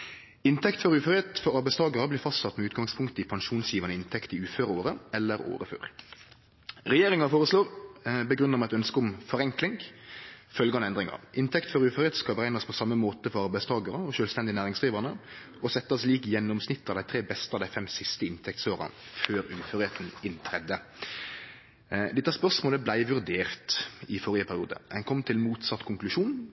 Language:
Norwegian Nynorsk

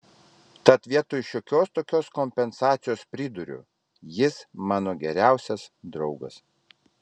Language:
Lithuanian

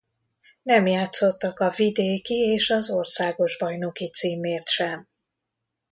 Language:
Hungarian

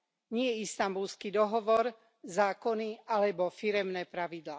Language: Slovak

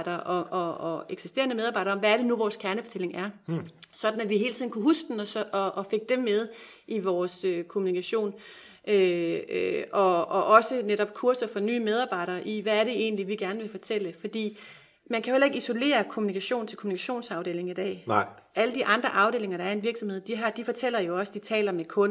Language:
Danish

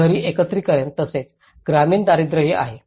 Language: Marathi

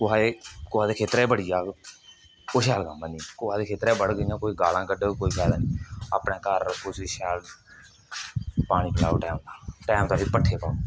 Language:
Dogri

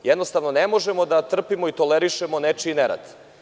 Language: Serbian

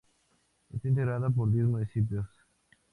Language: Spanish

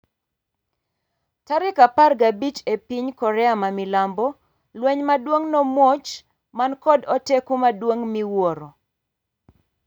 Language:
Luo (Kenya and Tanzania)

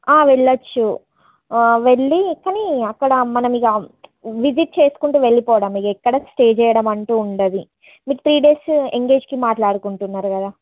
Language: Telugu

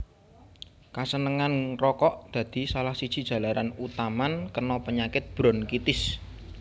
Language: Javanese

